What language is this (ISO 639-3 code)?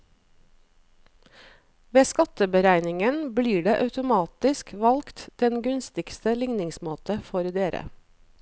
nor